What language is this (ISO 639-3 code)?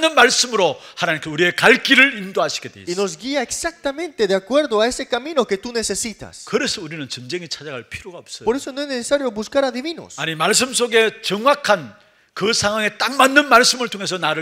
kor